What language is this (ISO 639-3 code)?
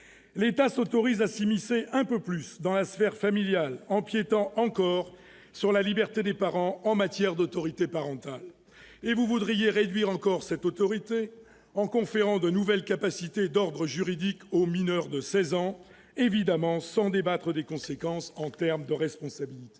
fra